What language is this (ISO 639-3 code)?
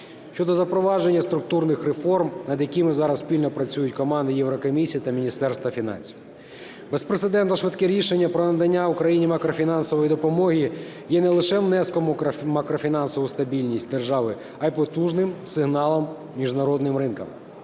ukr